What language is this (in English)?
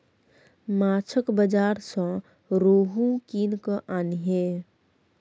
Maithili